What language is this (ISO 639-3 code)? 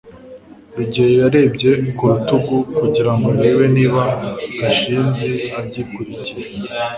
kin